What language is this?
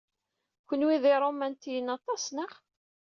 Kabyle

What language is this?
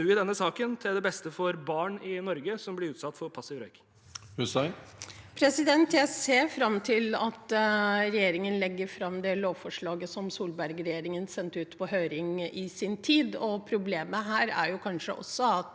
Norwegian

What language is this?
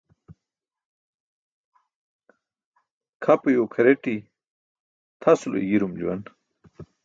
Burushaski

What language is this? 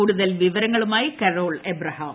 Malayalam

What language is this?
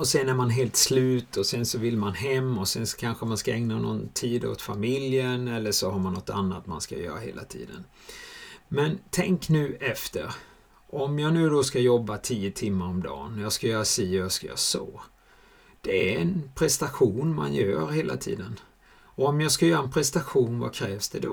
Swedish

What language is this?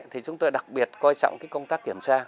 Vietnamese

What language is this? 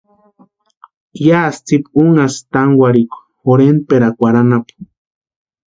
Western Highland Purepecha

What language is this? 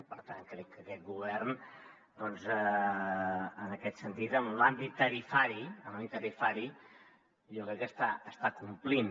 Catalan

